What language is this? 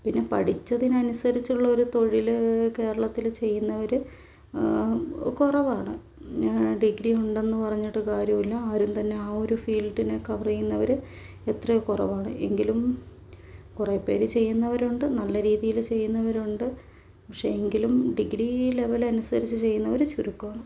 Malayalam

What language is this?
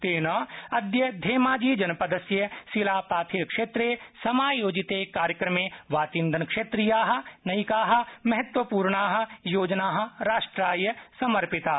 Sanskrit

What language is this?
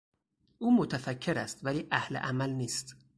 Persian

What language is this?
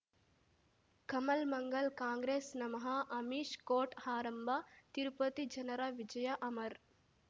Kannada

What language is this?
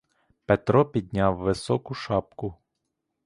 Ukrainian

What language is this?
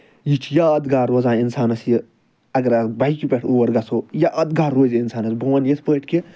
Kashmiri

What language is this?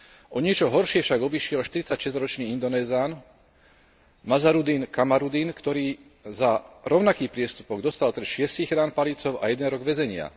Slovak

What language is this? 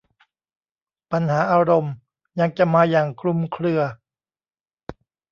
Thai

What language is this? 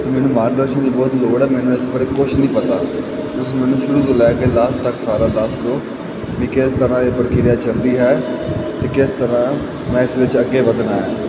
Punjabi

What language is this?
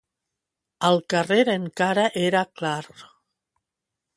Catalan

